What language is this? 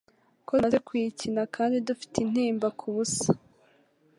Kinyarwanda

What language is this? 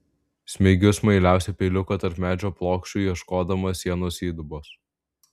Lithuanian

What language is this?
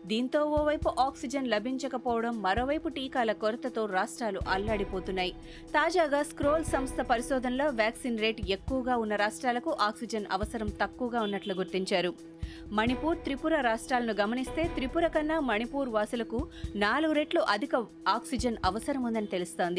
Telugu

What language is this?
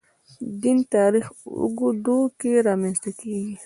Pashto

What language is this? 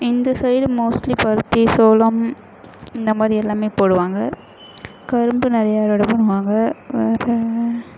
Tamil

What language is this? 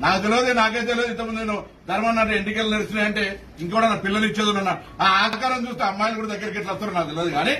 Telugu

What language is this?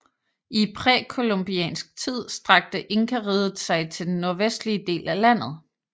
Danish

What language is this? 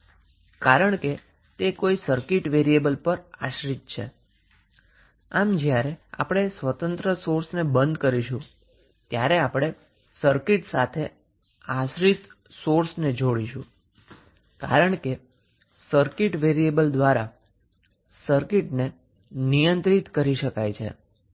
Gujarati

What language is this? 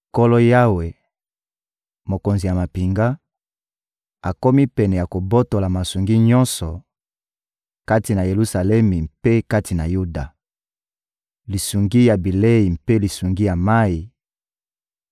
Lingala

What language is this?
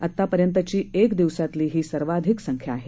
Marathi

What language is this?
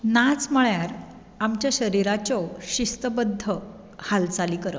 Konkani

